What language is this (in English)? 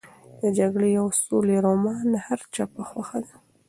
Pashto